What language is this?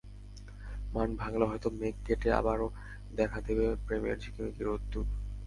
Bangla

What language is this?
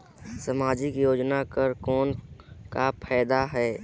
Chhattisgarhi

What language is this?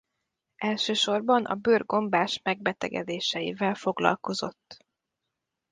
Hungarian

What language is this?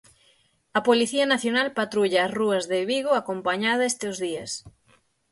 Galician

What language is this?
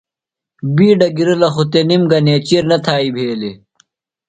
Phalura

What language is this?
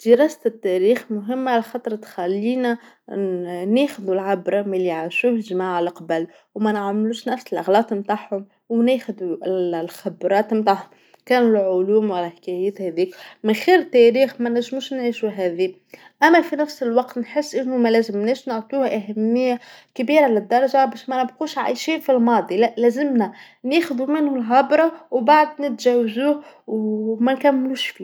Tunisian Arabic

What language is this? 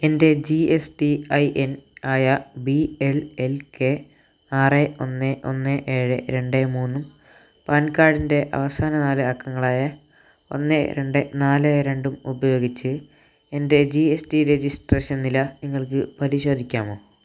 Malayalam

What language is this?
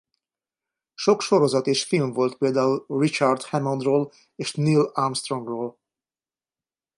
Hungarian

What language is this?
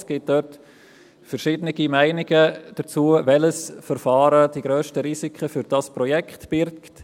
Swiss German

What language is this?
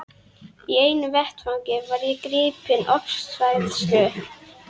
Icelandic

